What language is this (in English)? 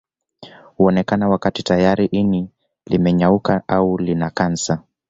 Swahili